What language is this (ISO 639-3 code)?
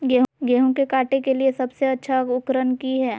mag